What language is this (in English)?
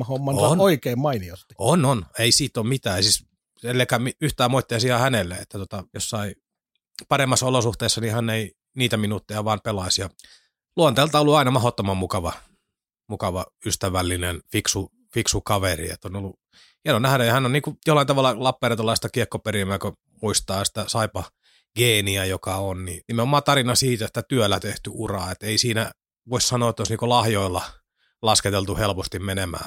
Finnish